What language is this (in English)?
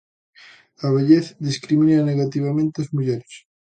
Galician